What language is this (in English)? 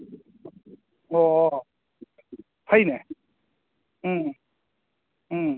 Manipuri